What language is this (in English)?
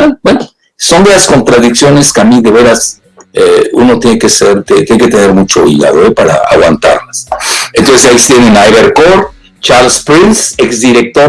Spanish